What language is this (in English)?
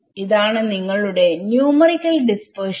Malayalam